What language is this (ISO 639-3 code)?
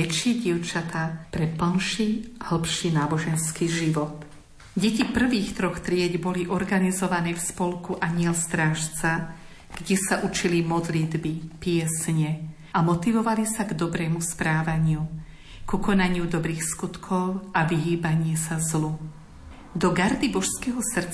slk